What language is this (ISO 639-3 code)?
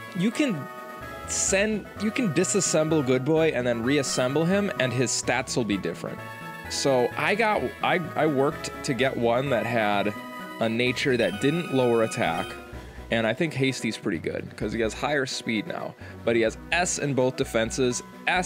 eng